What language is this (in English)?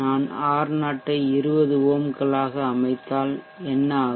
Tamil